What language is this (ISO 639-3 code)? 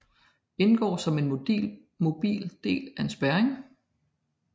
dan